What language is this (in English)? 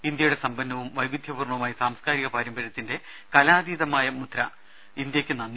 Malayalam